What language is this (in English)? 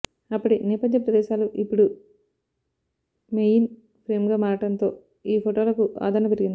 Telugu